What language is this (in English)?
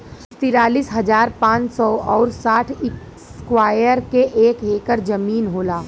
Bhojpuri